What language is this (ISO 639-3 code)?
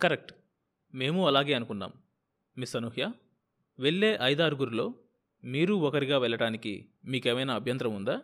tel